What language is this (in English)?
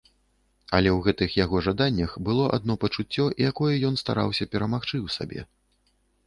Belarusian